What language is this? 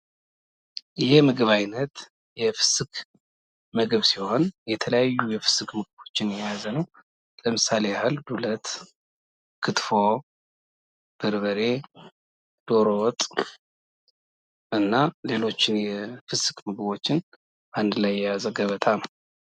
Amharic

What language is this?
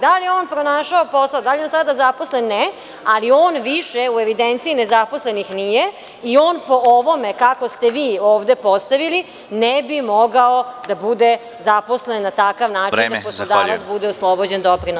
Serbian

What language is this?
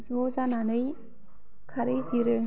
Bodo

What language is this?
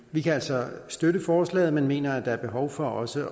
Danish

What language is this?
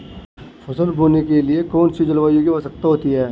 Hindi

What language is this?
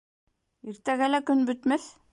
Bashkir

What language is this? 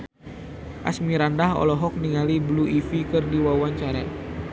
Sundanese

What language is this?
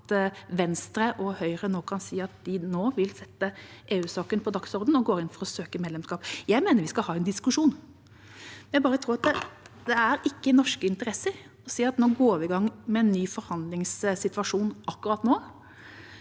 Norwegian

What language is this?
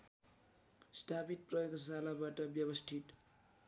Nepali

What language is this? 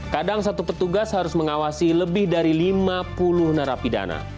Indonesian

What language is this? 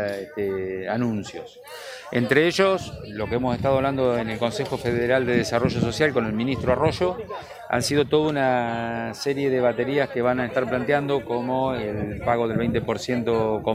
Spanish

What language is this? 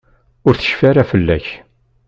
Kabyle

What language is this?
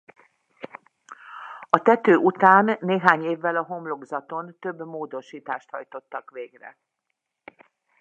Hungarian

